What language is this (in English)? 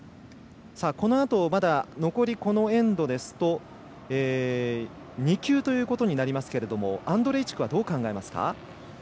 Japanese